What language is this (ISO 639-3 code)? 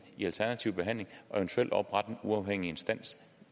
dan